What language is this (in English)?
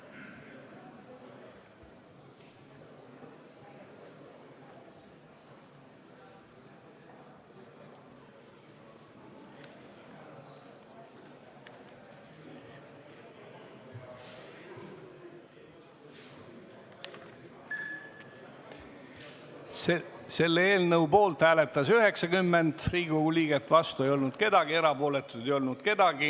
Estonian